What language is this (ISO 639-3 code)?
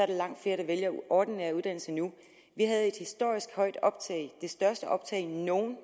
dan